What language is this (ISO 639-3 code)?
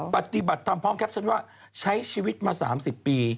tha